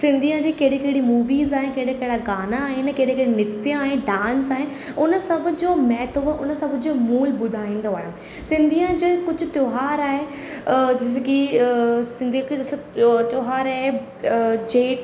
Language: Sindhi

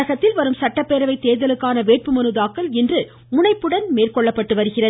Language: Tamil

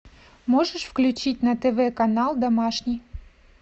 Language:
Russian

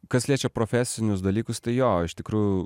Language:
Lithuanian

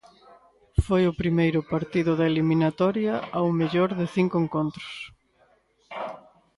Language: Galician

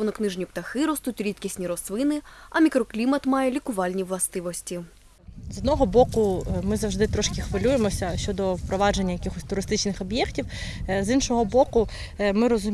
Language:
Ukrainian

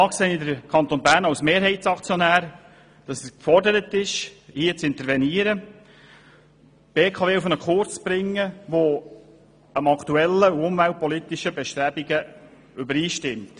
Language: Swiss German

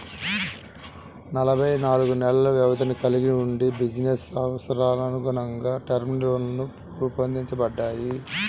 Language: Telugu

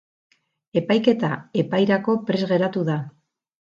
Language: Basque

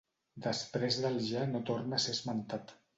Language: Catalan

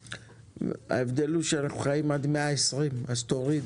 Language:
Hebrew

